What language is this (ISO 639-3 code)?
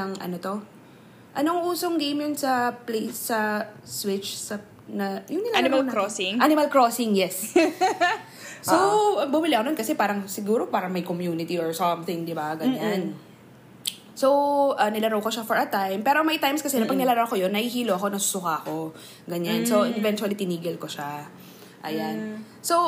fil